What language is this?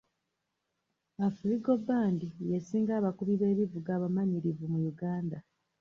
Ganda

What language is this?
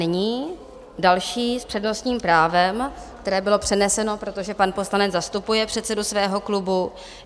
Czech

